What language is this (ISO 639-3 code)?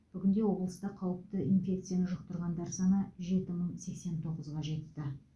kaz